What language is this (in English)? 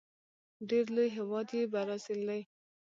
Pashto